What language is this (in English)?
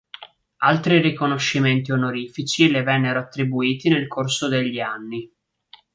Italian